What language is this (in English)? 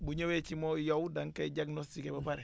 Wolof